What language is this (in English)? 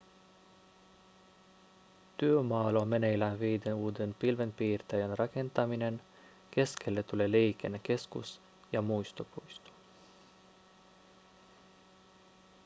Finnish